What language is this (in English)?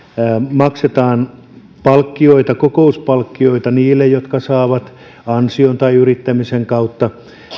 Finnish